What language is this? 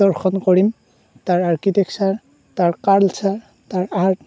Assamese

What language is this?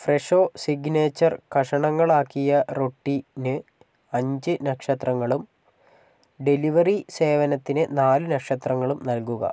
Malayalam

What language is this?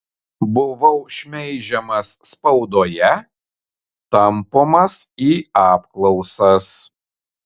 Lithuanian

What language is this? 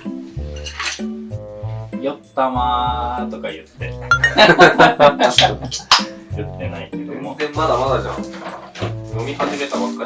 Japanese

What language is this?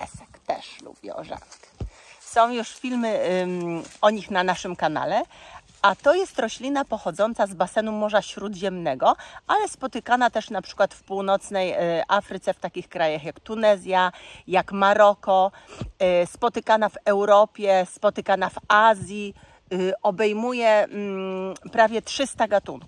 Polish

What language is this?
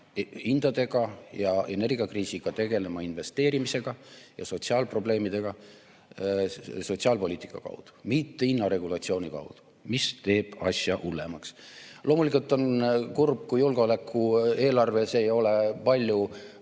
Estonian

